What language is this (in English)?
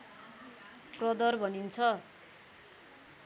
Nepali